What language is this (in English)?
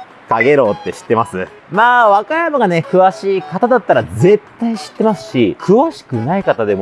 Japanese